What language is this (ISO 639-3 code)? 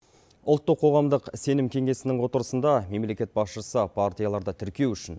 kaz